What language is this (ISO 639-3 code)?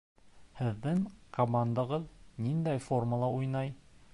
bak